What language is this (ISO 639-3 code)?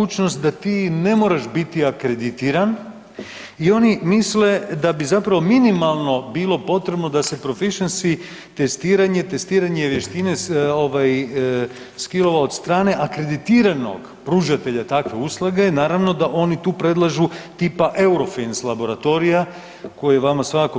hrv